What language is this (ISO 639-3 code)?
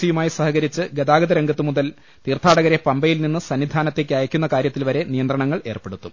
mal